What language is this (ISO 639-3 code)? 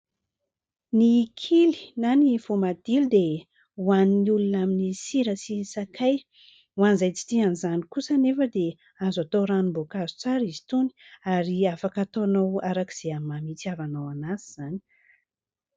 mlg